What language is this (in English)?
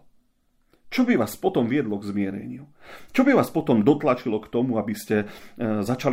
Slovak